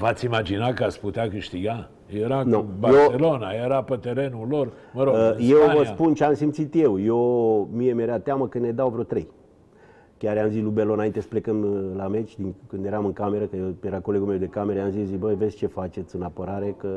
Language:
Romanian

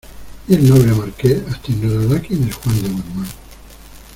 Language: Spanish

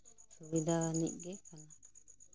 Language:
Santali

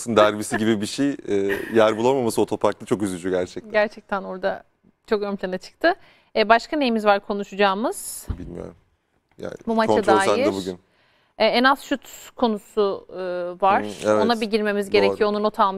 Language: Turkish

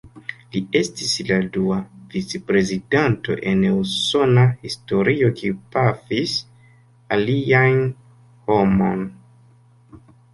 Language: Esperanto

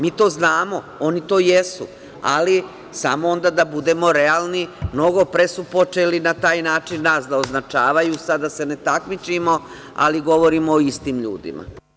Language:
Serbian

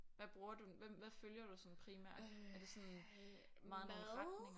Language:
Danish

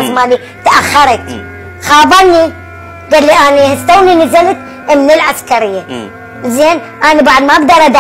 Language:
Arabic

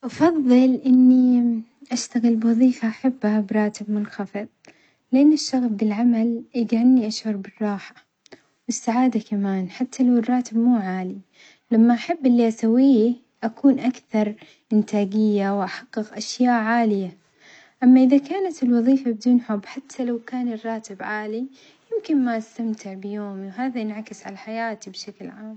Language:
Omani Arabic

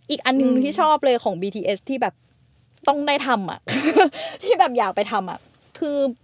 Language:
Thai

